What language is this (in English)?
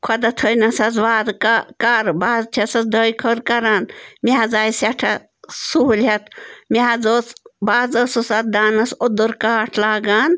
Kashmiri